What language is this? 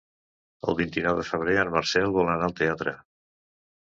Catalan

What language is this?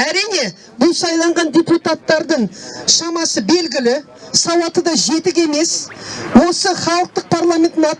Turkish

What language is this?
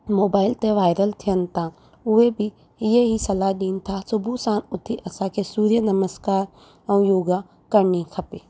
Sindhi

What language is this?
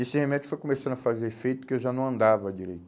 Portuguese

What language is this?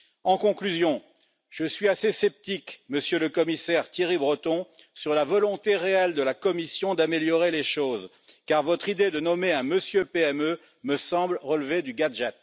French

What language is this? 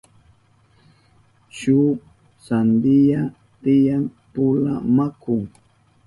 Southern Pastaza Quechua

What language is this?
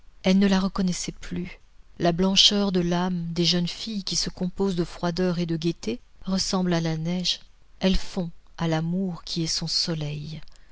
French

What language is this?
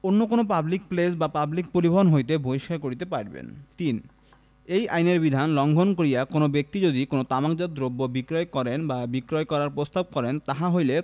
Bangla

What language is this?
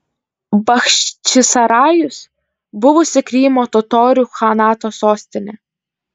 Lithuanian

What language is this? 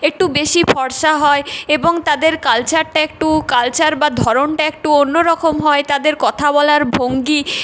Bangla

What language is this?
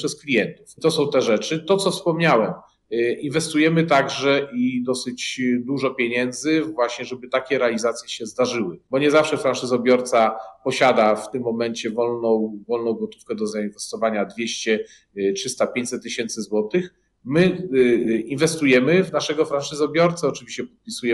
Polish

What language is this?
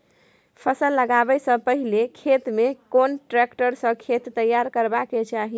Maithili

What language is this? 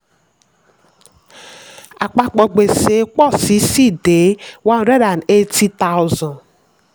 Yoruba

